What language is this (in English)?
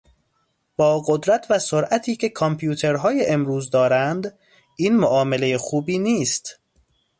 Persian